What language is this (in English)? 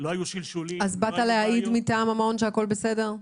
Hebrew